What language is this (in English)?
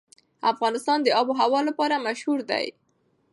Pashto